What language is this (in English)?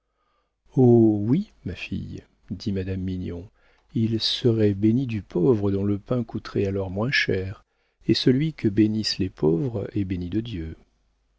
French